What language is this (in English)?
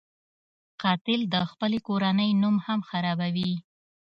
Pashto